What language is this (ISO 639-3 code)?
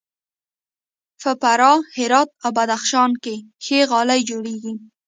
pus